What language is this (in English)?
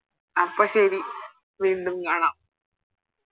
Malayalam